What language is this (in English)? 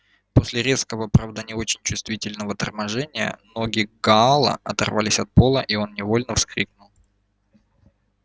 Russian